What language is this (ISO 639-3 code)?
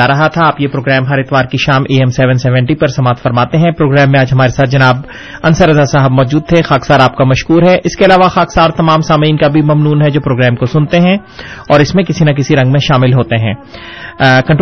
urd